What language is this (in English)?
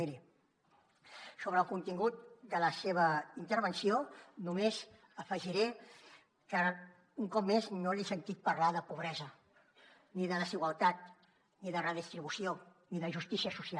Catalan